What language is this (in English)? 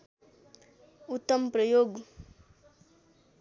Nepali